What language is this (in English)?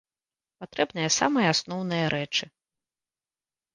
Belarusian